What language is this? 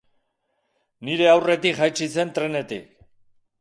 Basque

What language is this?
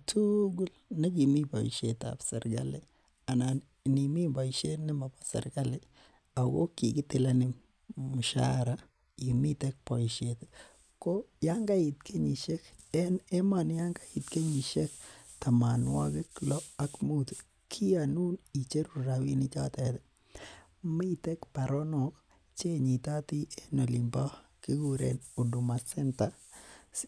Kalenjin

